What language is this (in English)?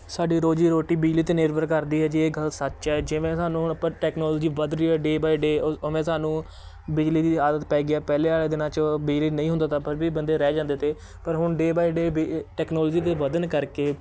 Punjabi